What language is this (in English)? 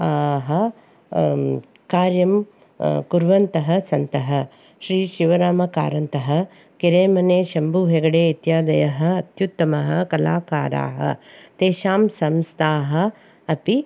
Sanskrit